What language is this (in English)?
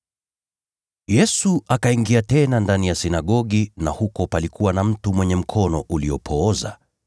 Swahili